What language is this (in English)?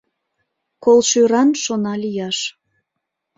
Mari